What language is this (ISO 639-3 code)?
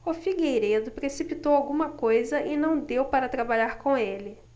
por